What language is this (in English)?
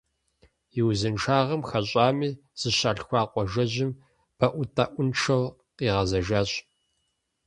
Kabardian